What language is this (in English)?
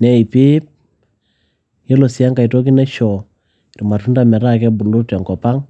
Masai